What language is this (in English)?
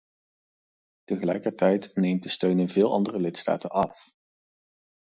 Dutch